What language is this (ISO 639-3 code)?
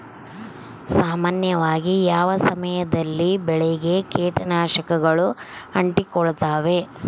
kan